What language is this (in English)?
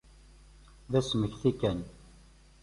Kabyle